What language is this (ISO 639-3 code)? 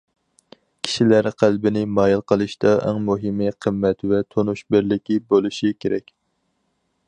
uig